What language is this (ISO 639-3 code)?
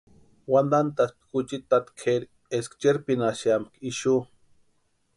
pua